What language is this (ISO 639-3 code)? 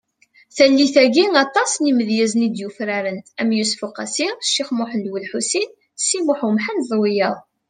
kab